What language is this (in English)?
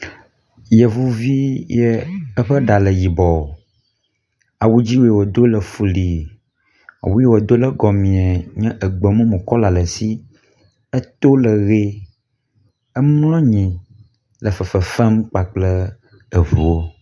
Ewe